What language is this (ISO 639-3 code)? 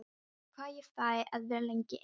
isl